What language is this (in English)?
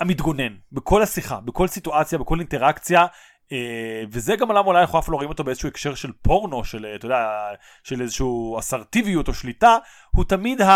Hebrew